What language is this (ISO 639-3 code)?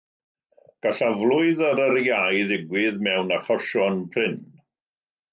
cym